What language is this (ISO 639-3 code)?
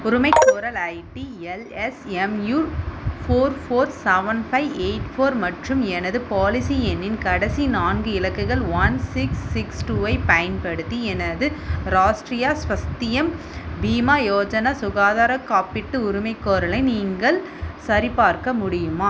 tam